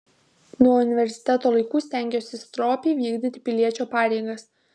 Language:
Lithuanian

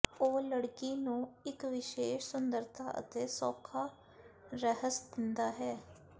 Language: Punjabi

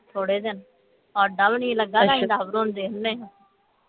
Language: Punjabi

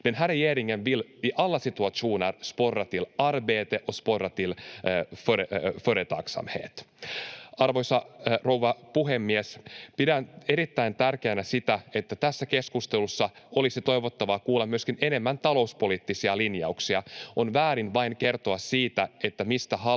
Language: Finnish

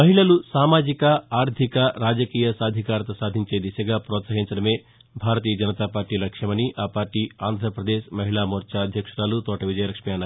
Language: Telugu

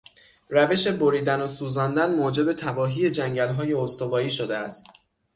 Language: Persian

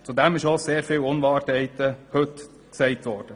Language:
Swiss German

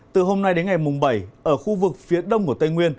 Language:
Vietnamese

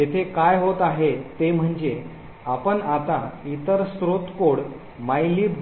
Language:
Marathi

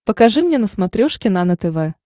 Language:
Russian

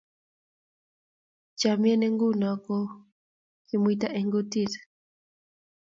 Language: Kalenjin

